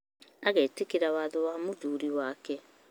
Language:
Kikuyu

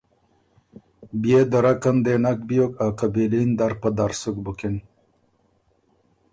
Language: Ormuri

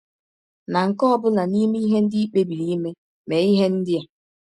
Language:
Igbo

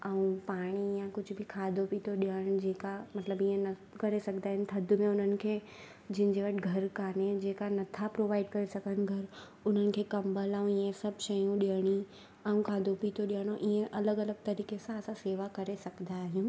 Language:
Sindhi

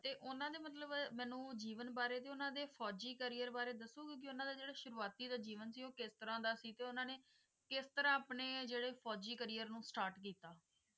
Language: Punjabi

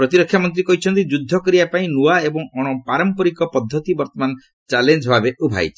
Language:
Odia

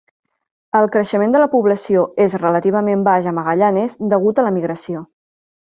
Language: Catalan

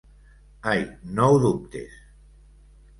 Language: Catalan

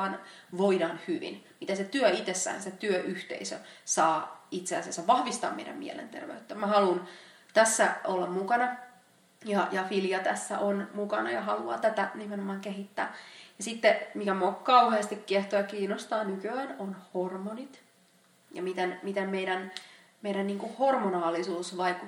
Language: Finnish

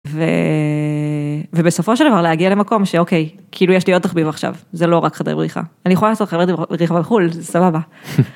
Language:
Hebrew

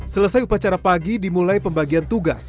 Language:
Indonesian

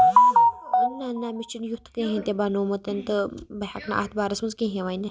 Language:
Kashmiri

